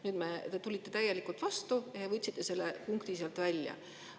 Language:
Estonian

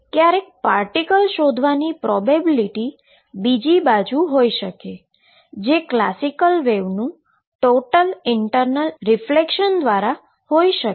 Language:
Gujarati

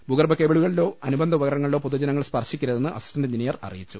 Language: Malayalam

